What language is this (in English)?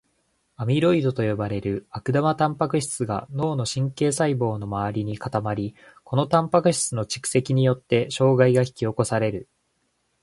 Japanese